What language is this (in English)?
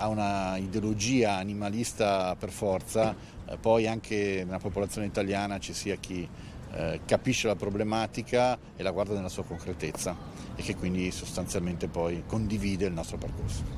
Italian